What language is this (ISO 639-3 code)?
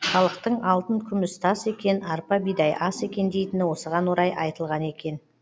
kaz